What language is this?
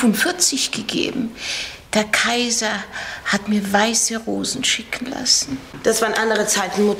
German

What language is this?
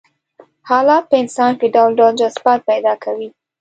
Pashto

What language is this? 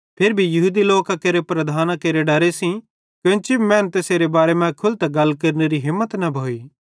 Bhadrawahi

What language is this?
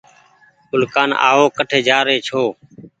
Goaria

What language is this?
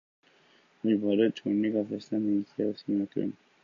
Urdu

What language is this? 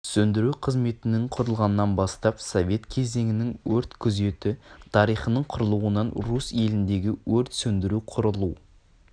Kazakh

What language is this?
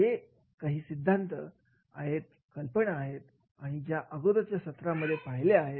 Marathi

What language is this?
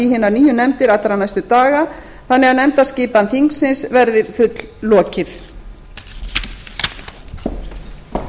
Icelandic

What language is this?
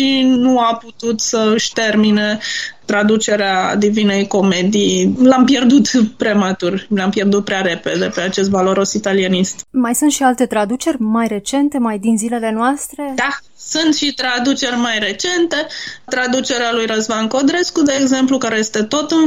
Romanian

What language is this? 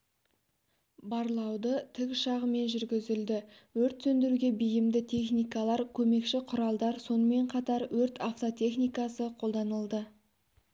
Kazakh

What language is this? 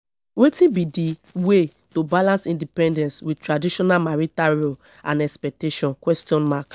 Nigerian Pidgin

